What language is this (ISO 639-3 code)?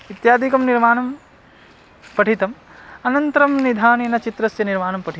san